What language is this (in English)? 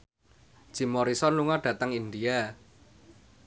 Javanese